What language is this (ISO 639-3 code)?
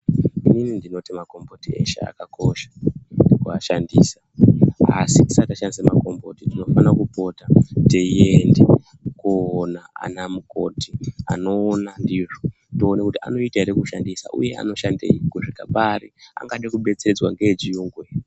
ndc